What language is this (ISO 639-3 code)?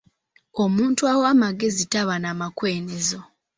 lug